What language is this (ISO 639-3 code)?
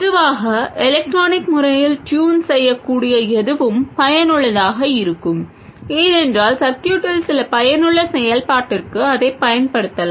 tam